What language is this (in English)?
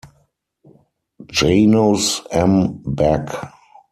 English